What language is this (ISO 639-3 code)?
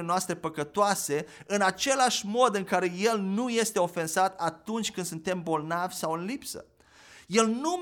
ron